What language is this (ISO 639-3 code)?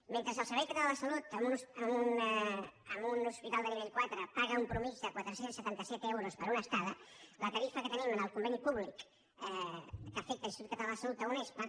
cat